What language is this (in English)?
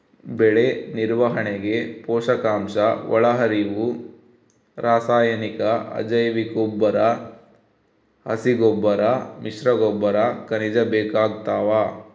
Kannada